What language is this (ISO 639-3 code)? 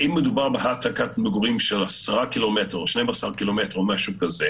heb